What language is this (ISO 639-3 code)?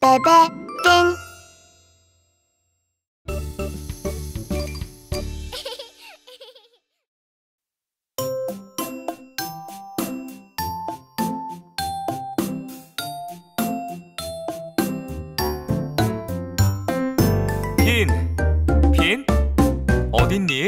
kor